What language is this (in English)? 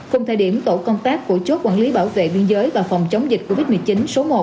Vietnamese